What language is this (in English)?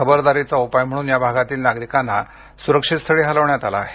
Marathi